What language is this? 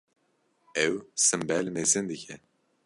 Kurdish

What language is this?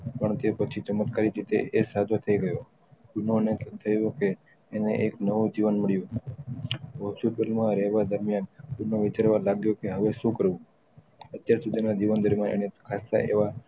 Gujarati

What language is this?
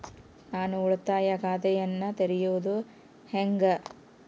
Kannada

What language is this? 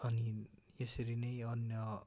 Nepali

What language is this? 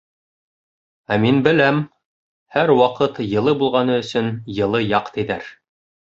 Bashkir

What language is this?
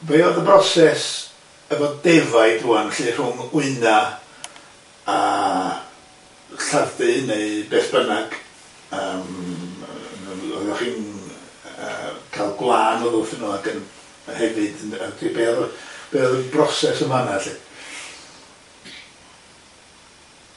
Welsh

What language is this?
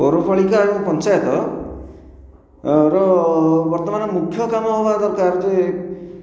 Odia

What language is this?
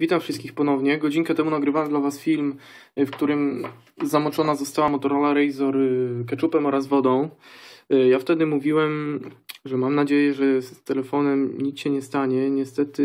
Polish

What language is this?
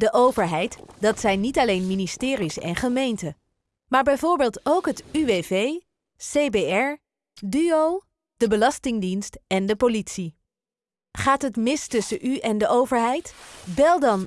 Dutch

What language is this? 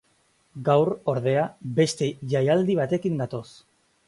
Basque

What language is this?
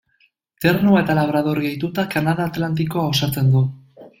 Basque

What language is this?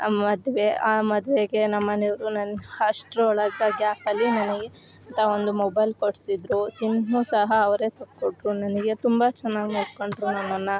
Kannada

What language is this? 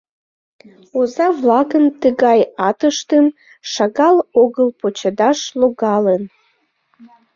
Mari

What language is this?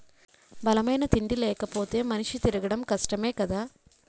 Telugu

